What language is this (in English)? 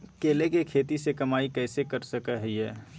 Magahi